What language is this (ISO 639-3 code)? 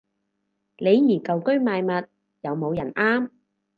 yue